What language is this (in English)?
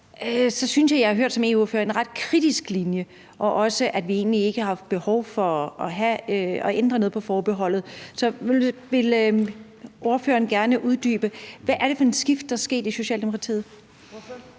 Danish